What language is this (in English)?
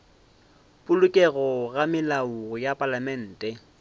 Northern Sotho